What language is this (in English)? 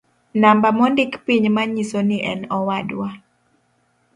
Luo (Kenya and Tanzania)